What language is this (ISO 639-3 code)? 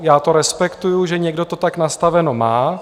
ces